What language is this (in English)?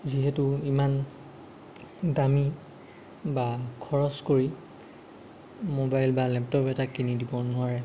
Assamese